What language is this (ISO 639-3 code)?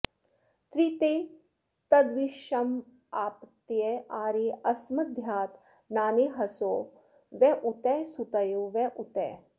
san